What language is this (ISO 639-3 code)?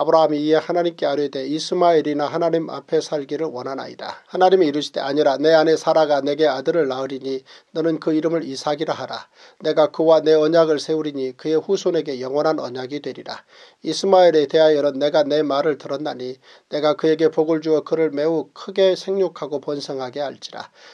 kor